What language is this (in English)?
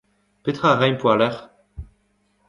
Breton